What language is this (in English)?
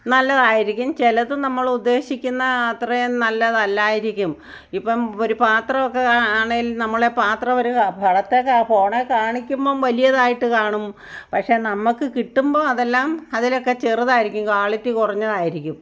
Malayalam